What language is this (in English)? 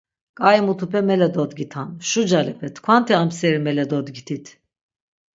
Laz